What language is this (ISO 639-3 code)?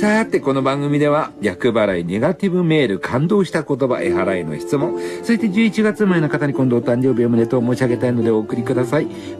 jpn